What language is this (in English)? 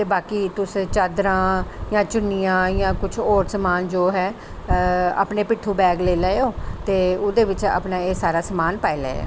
Dogri